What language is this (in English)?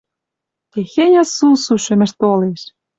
Western Mari